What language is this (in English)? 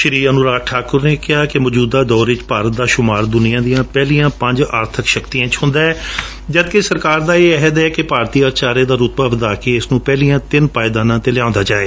Punjabi